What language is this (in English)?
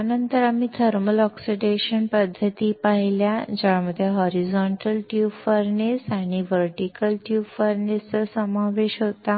Marathi